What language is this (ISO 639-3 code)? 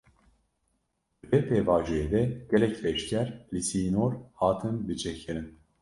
kur